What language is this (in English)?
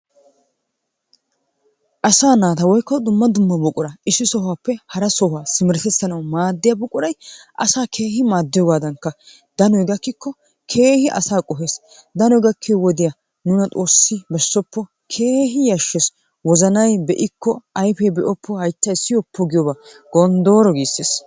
Wolaytta